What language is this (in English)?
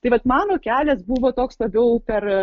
Lithuanian